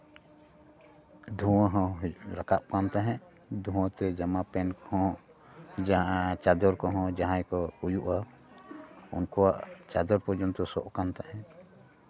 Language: Santali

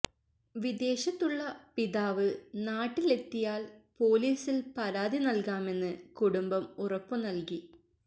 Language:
Malayalam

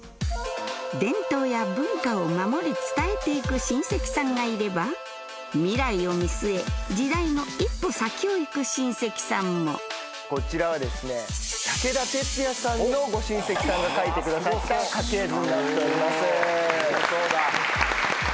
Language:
Japanese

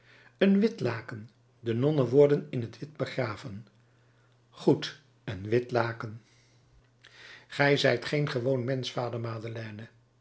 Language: Dutch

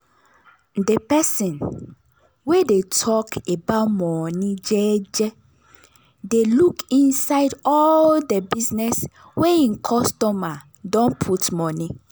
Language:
Nigerian Pidgin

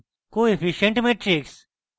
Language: Bangla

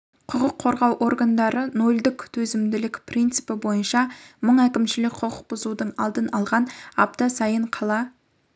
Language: Kazakh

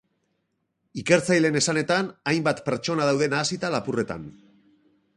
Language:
Basque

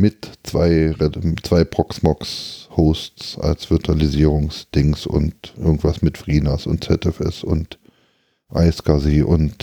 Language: German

